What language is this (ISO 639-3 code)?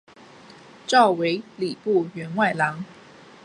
zho